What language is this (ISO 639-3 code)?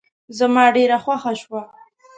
pus